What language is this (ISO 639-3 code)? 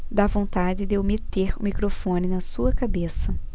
por